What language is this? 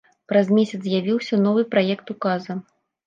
Belarusian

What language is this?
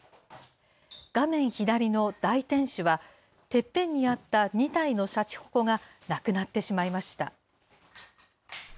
Japanese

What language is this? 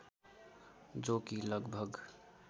Nepali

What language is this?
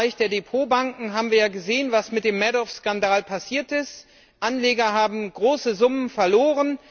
German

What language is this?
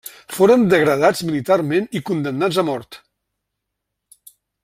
Catalan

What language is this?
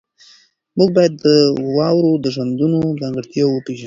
Pashto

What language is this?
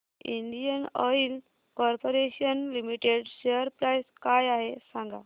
Marathi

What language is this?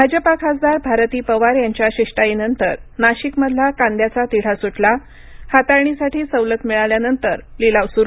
Marathi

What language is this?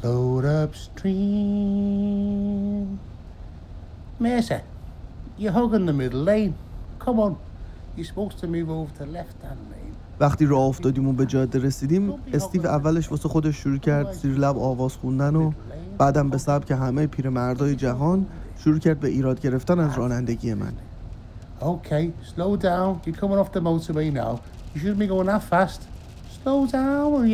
Persian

